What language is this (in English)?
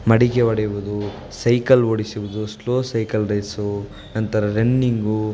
Kannada